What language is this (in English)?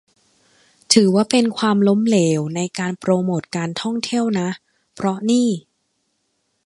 Thai